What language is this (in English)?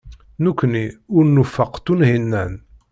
Kabyle